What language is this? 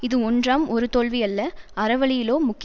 Tamil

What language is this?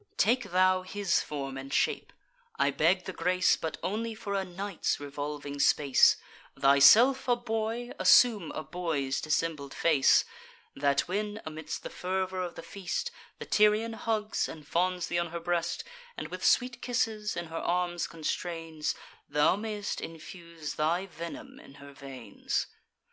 English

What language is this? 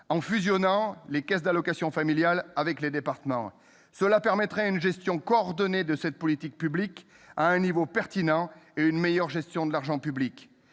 French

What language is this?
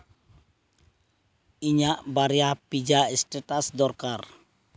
Santali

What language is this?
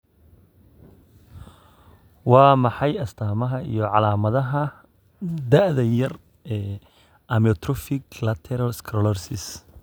Somali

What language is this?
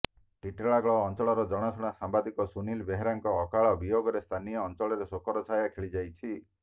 Odia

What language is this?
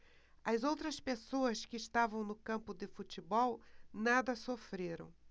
Portuguese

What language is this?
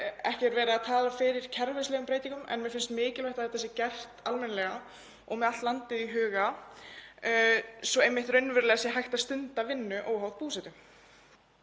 Icelandic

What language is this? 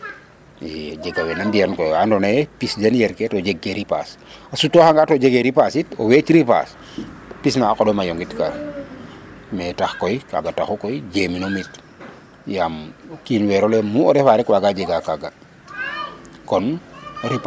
Serer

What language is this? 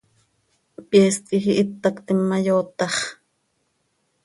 Seri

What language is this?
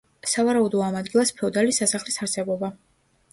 Georgian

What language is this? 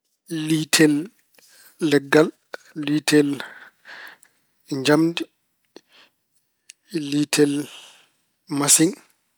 Fula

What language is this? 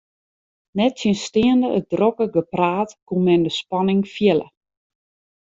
Western Frisian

